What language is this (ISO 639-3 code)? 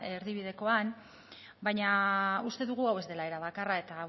eus